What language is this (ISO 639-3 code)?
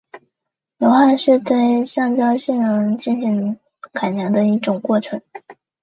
zho